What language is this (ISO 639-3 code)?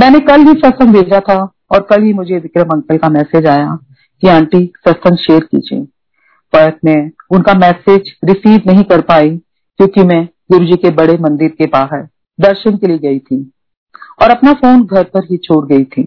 hin